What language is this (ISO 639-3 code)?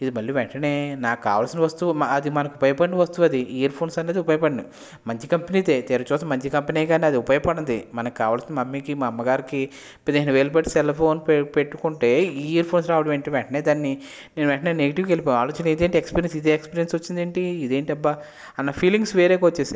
tel